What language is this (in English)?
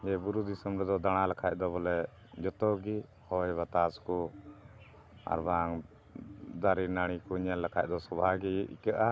Santali